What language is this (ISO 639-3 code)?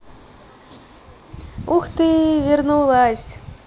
rus